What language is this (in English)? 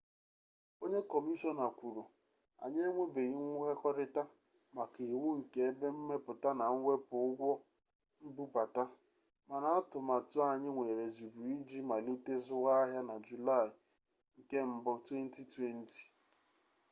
Igbo